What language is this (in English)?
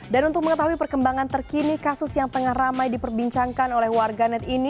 Indonesian